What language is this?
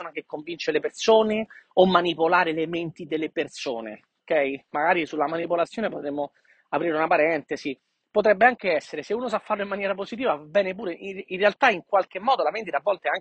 Italian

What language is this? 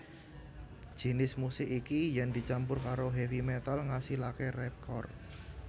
Javanese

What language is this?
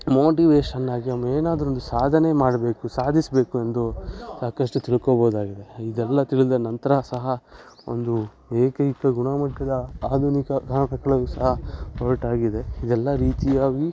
Kannada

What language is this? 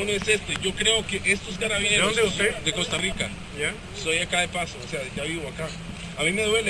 Spanish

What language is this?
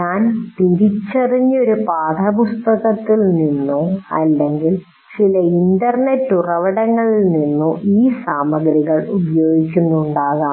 Malayalam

